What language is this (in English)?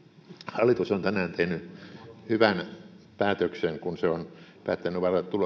Finnish